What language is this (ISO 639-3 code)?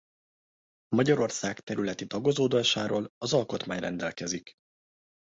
hun